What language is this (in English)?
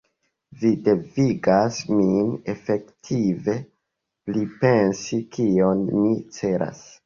Esperanto